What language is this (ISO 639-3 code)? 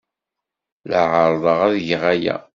kab